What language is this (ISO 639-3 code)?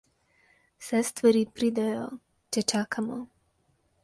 slv